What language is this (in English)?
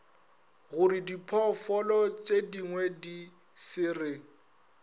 Northern Sotho